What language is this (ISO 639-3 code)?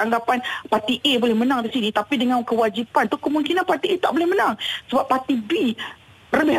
msa